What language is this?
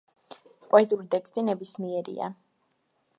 Georgian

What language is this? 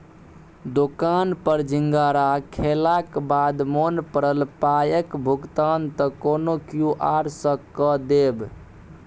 Maithili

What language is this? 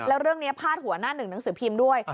Thai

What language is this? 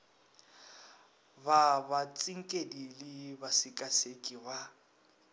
Northern Sotho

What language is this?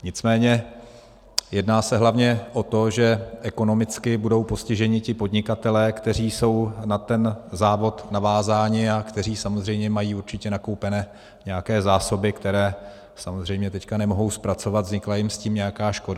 Czech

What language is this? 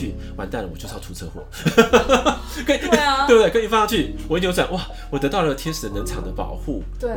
Chinese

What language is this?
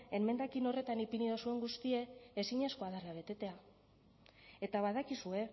Basque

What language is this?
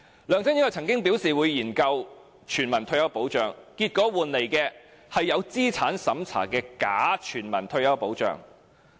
Cantonese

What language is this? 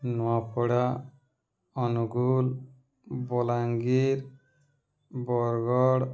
Odia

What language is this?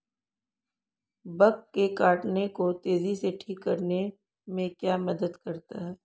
Hindi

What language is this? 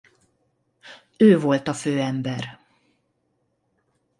Hungarian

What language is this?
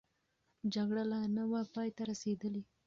Pashto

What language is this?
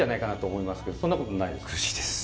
Japanese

